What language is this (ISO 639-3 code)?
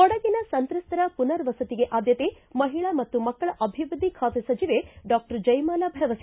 kan